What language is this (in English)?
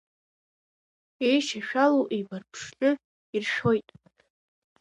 Abkhazian